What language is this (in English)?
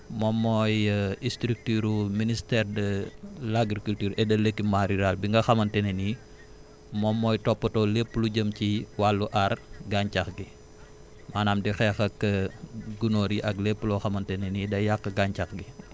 Wolof